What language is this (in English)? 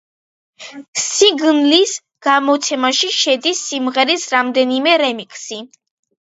Georgian